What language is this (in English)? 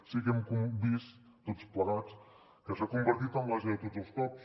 Catalan